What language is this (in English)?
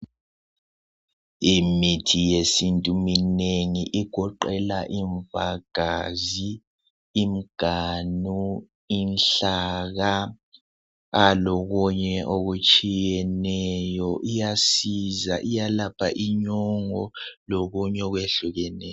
North Ndebele